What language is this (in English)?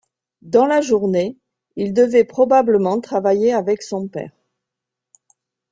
French